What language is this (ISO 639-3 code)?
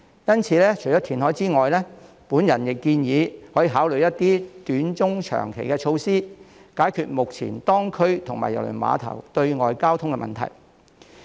yue